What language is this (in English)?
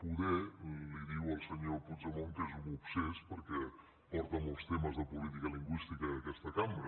Catalan